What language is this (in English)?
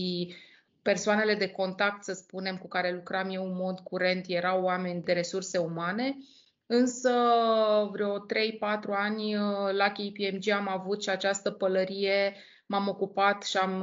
Romanian